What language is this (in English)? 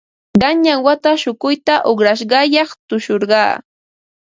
Ambo-Pasco Quechua